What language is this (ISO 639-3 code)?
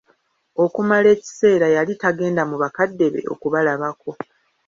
lug